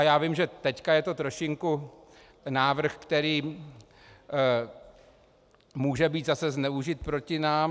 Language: Czech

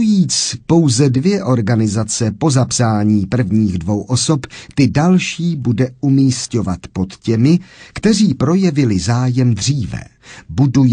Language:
Czech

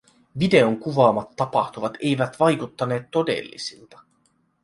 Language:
Finnish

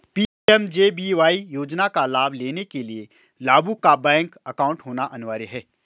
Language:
Hindi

